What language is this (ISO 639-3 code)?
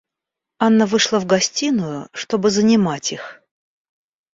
rus